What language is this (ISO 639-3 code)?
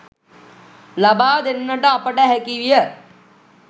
sin